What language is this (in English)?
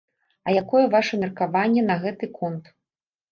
Belarusian